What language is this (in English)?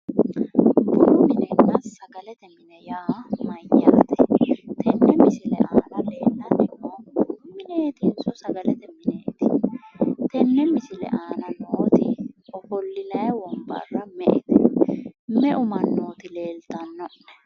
Sidamo